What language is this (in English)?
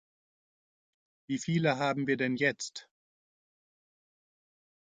German